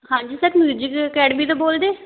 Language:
Punjabi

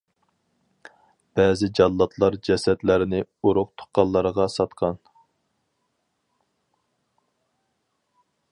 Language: Uyghur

